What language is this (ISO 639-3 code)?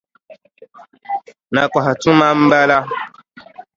dag